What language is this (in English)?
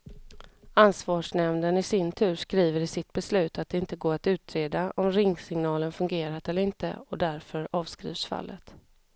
Swedish